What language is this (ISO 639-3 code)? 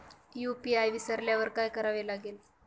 mar